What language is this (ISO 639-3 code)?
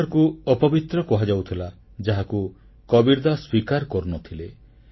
ori